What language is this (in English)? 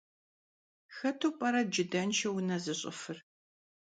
Kabardian